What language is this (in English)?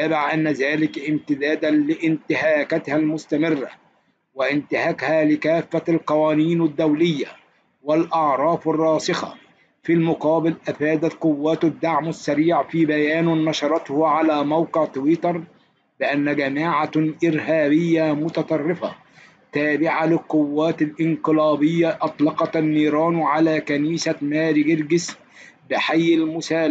Arabic